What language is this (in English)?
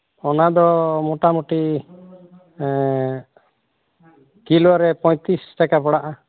Santali